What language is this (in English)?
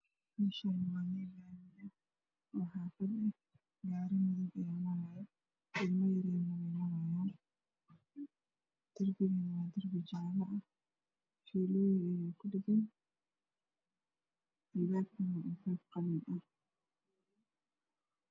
Somali